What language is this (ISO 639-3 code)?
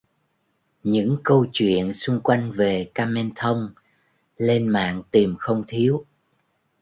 vie